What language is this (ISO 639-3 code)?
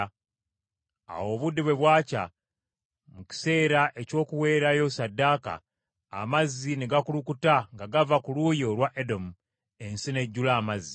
lug